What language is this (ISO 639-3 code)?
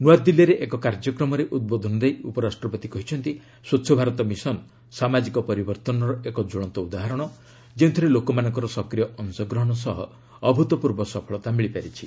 ori